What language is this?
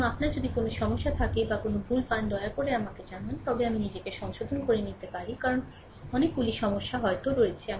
Bangla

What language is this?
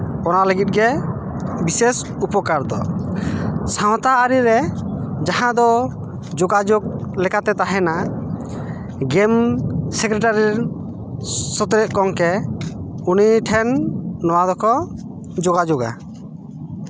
Santali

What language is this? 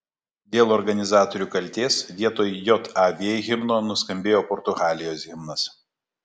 Lithuanian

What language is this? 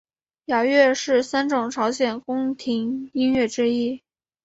Chinese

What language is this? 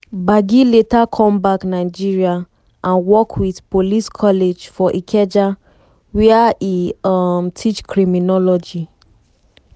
Nigerian Pidgin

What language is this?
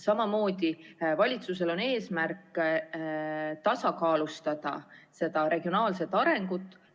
Estonian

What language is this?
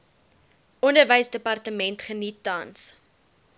Afrikaans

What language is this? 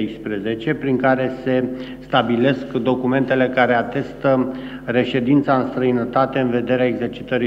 Romanian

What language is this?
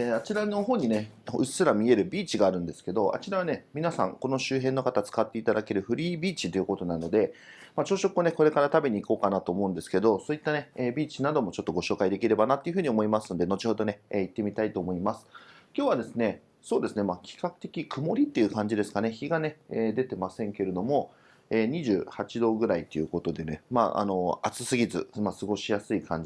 Japanese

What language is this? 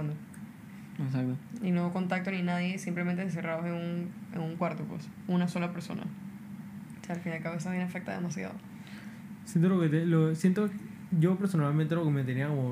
Spanish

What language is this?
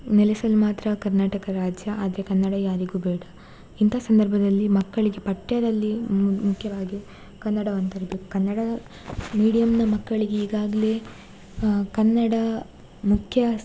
Kannada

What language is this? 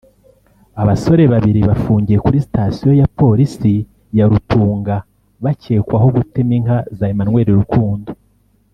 Kinyarwanda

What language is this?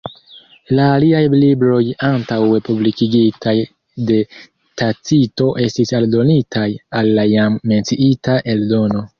Esperanto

